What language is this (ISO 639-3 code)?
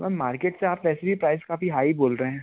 hin